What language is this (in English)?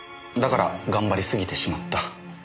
Japanese